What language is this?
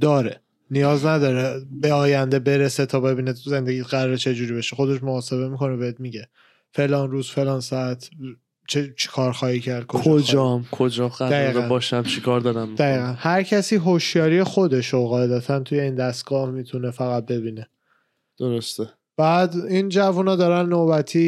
Persian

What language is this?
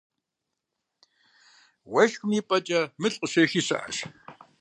Kabardian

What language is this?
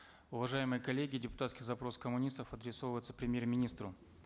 Kazakh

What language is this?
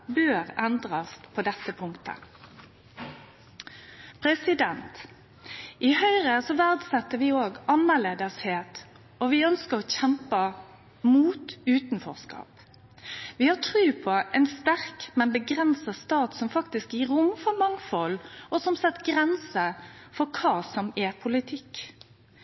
Norwegian Nynorsk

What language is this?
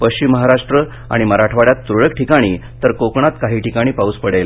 Marathi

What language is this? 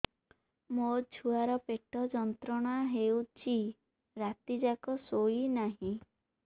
Odia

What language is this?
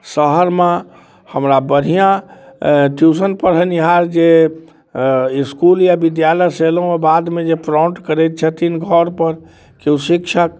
Maithili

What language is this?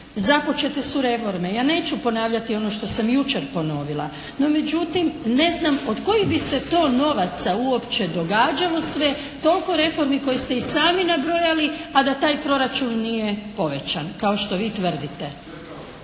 Croatian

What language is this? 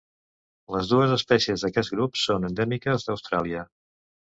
Catalan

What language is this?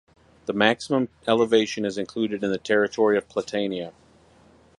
English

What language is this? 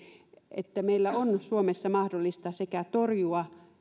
Finnish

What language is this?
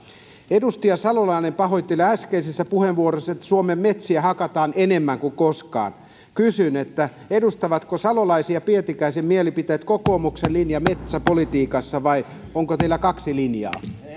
Finnish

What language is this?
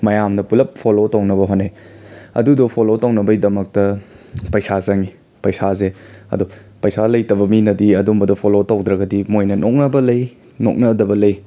Manipuri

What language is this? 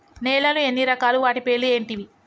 Telugu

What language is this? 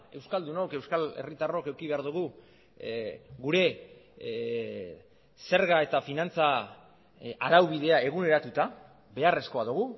Basque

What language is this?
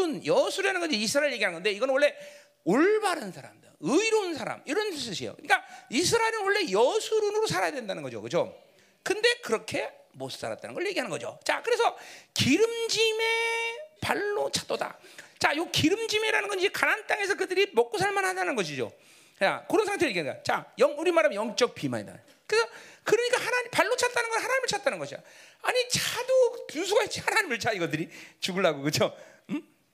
Korean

